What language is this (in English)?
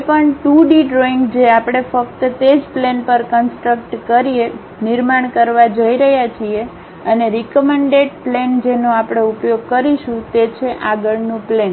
Gujarati